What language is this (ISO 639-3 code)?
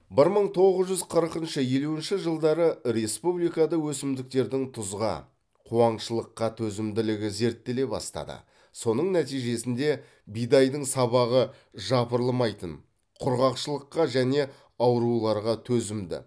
kaz